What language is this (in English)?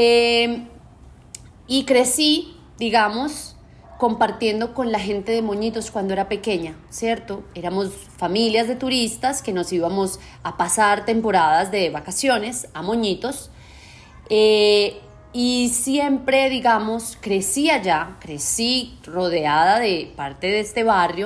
Spanish